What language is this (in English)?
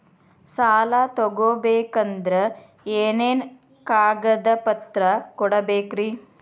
Kannada